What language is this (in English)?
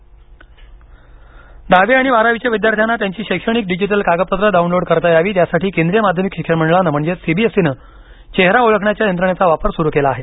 Marathi